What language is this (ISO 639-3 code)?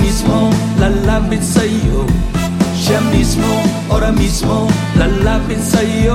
fil